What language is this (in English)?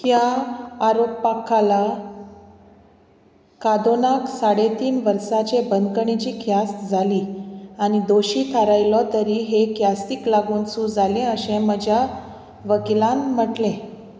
Konkani